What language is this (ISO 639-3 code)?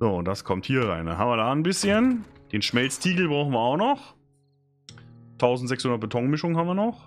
deu